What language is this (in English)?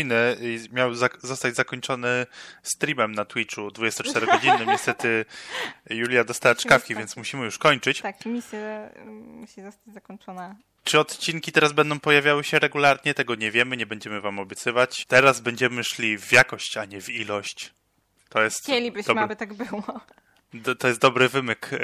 Polish